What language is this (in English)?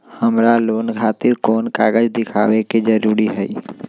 Magahi